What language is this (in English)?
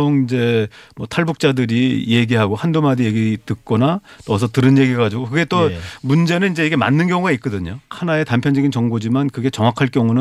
Korean